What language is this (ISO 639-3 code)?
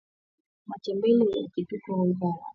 swa